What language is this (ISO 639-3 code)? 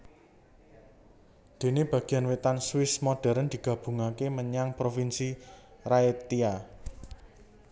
jav